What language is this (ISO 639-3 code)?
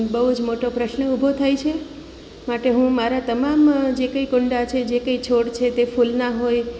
guj